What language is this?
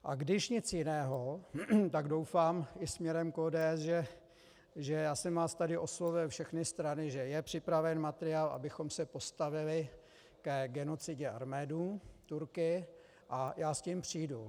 Czech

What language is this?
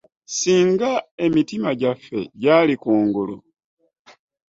Ganda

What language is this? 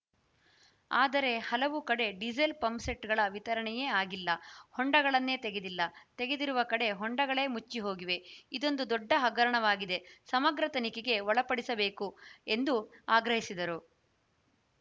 Kannada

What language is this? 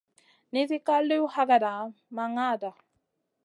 Masana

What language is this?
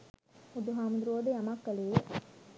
Sinhala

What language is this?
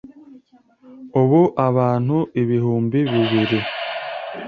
Kinyarwanda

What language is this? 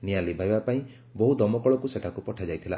Odia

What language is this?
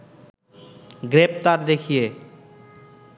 Bangla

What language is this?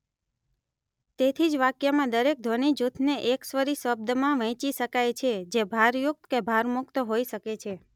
Gujarati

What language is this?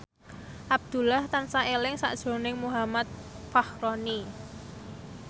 Javanese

